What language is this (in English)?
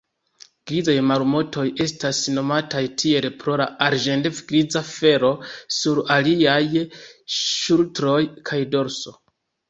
Esperanto